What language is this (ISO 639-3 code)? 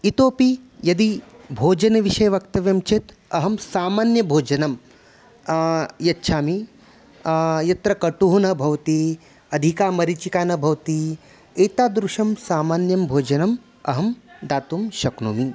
san